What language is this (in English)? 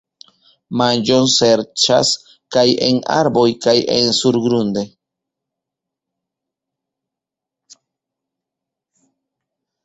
Esperanto